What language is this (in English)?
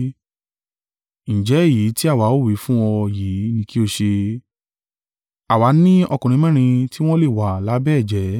Yoruba